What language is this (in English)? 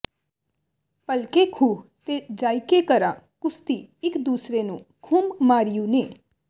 Punjabi